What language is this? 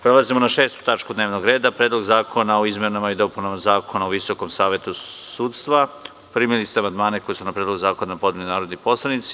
Serbian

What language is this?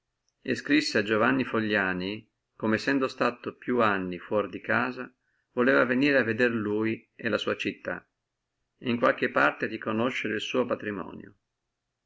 Italian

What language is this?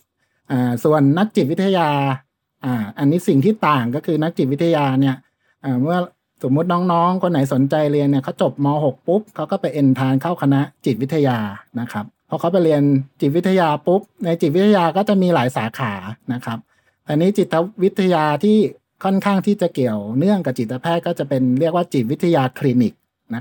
Thai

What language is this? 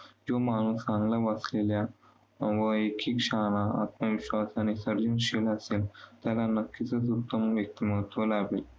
Marathi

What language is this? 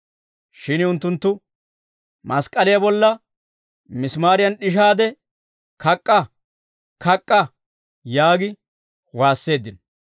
Dawro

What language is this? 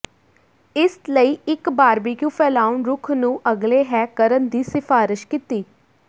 Punjabi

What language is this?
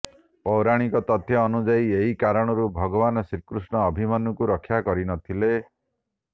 Odia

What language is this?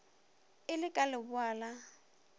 Northern Sotho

